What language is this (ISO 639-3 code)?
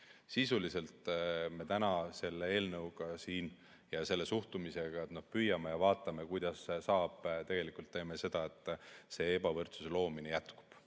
est